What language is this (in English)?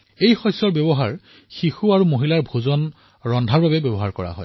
Assamese